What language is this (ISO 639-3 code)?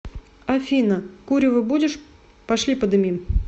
rus